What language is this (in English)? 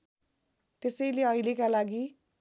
Nepali